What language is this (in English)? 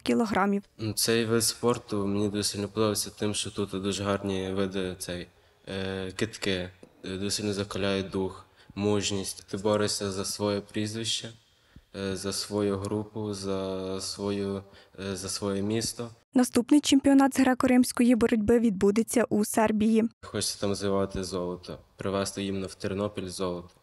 Ukrainian